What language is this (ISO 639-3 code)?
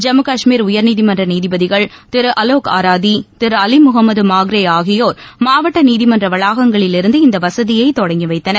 tam